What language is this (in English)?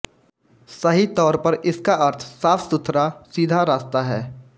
Hindi